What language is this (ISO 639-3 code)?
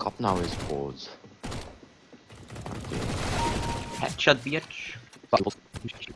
nld